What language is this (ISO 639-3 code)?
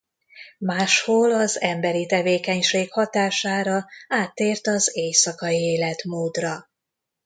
hun